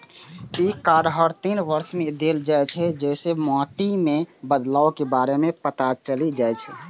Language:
Maithili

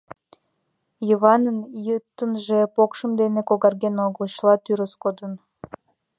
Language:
Mari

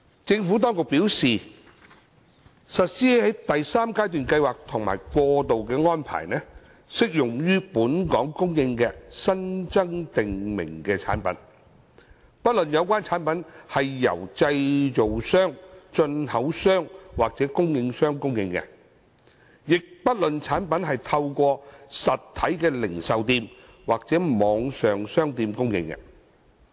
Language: Cantonese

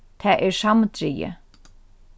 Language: Faroese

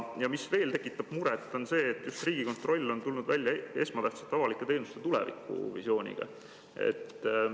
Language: Estonian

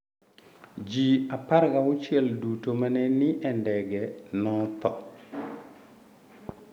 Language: Luo (Kenya and Tanzania)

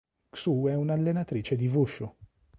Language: Italian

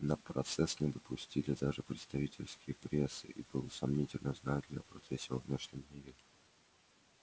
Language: Russian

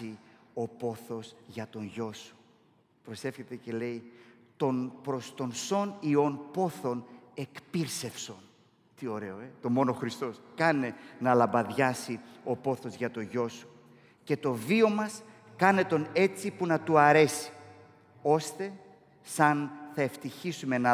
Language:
Greek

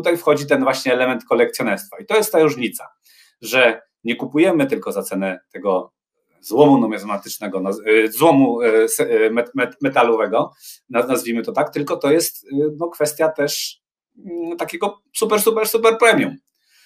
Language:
Polish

